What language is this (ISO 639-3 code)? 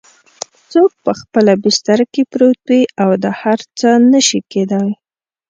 pus